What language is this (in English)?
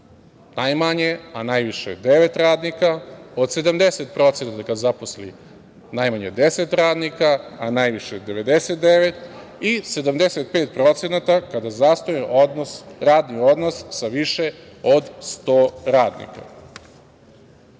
Serbian